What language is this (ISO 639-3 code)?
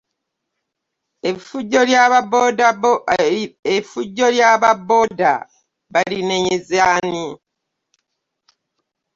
lug